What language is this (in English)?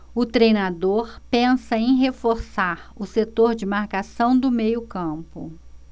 Portuguese